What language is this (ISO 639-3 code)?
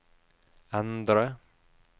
nor